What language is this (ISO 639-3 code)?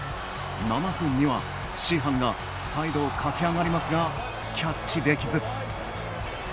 jpn